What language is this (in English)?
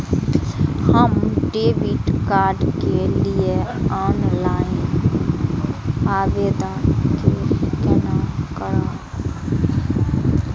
Maithili